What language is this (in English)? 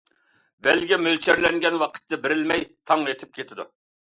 Uyghur